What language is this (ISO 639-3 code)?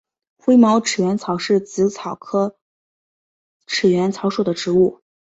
zho